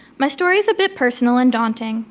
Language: English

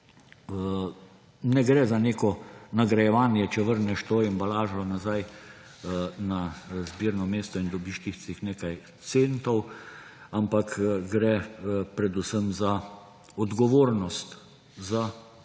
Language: Slovenian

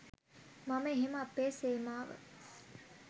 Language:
Sinhala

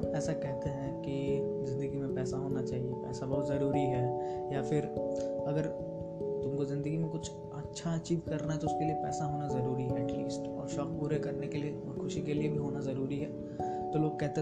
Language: Hindi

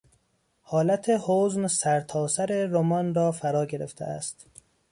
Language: Persian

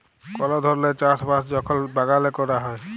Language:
Bangla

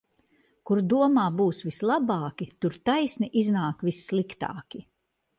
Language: Latvian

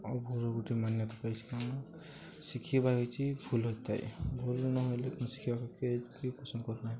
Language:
Odia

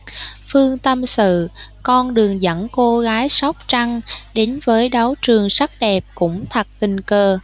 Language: Vietnamese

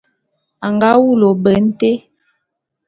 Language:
Bulu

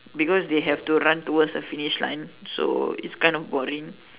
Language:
English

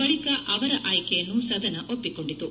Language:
Kannada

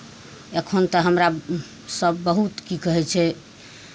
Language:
Maithili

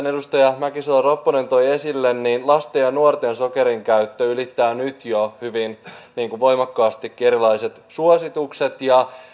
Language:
Finnish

